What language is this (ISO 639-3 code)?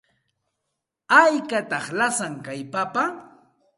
qxt